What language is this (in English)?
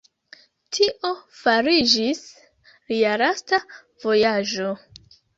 Esperanto